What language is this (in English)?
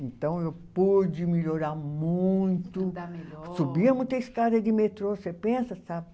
Portuguese